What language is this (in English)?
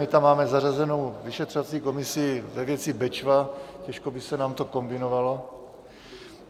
Czech